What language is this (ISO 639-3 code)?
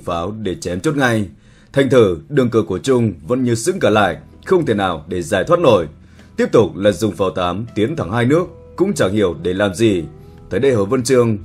vie